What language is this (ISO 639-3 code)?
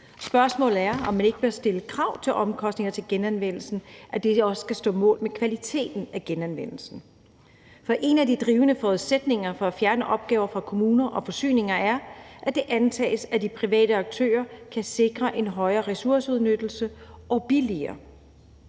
dan